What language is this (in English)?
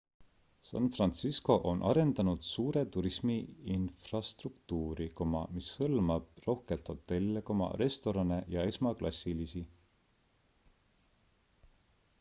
Estonian